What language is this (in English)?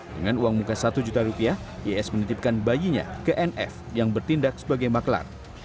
Indonesian